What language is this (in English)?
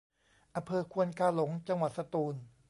Thai